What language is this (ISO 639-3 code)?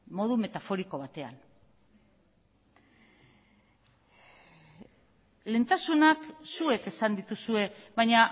eus